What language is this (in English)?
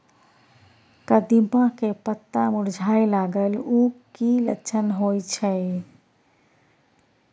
Maithili